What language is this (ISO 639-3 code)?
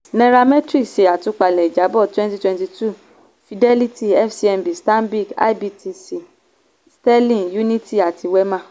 yor